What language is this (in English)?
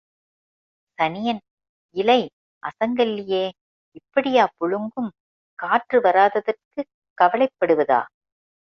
Tamil